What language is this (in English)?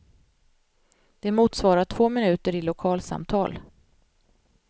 Swedish